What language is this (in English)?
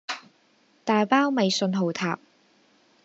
Cantonese